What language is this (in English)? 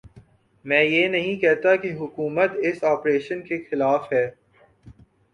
Urdu